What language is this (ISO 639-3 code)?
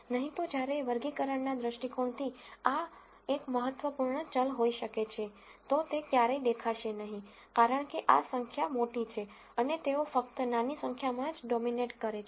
guj